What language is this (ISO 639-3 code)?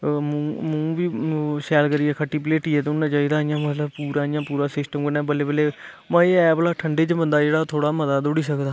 doi